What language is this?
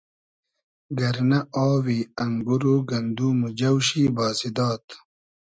Hazaragi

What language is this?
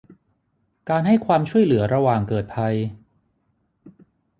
Thai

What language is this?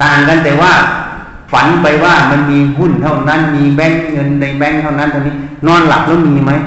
Thai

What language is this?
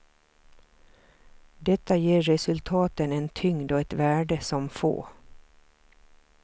Swedish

